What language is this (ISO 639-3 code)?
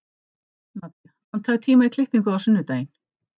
isl